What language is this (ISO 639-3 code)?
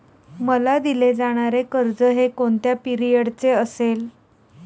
mar